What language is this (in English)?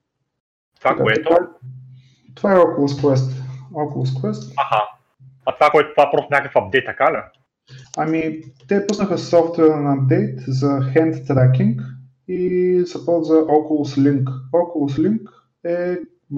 Bulgarian